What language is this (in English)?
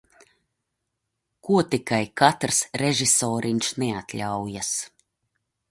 Latvian